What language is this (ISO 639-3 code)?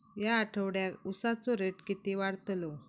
mar